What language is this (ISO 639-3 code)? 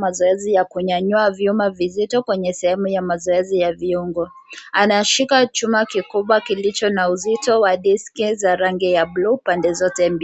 swa